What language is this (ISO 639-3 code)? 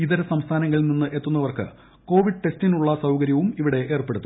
mal